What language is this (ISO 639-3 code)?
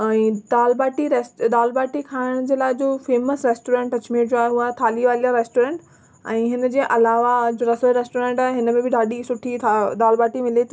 snd